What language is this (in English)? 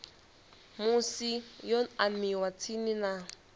Venda